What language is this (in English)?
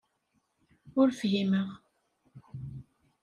Kabyle